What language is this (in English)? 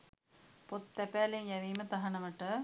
Sinhala